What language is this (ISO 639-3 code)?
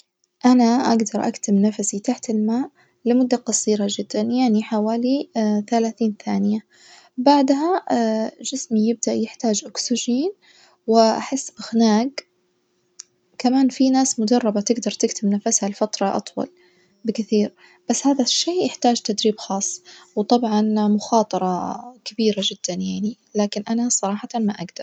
ars